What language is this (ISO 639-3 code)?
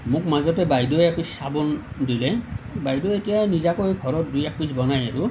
asm